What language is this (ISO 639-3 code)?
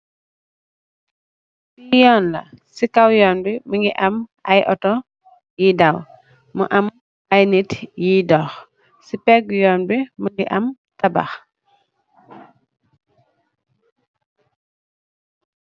wol